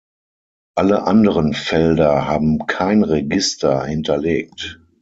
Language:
German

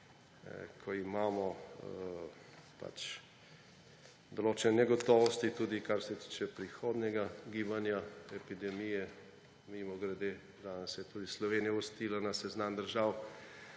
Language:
Slovenian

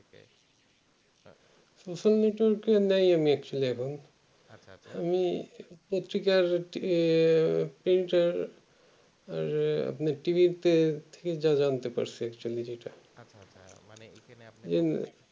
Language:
Bangla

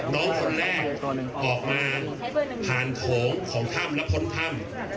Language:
Thai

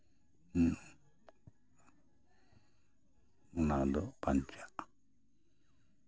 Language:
Santali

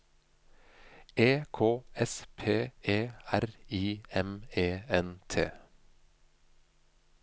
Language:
Norwegian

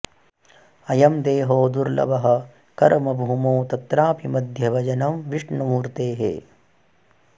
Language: Sanskrit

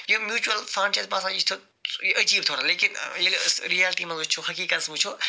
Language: Kashmiri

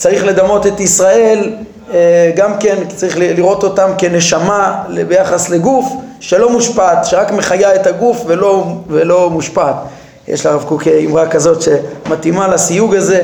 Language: Hebrew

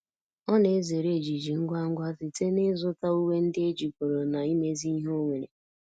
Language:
Igbo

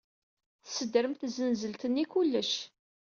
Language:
Kabyle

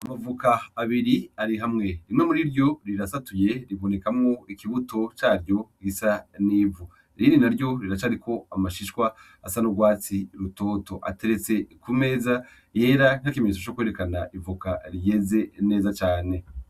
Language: Rundi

